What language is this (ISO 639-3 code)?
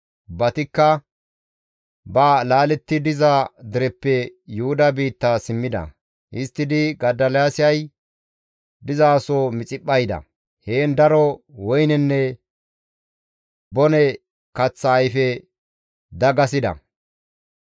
gmv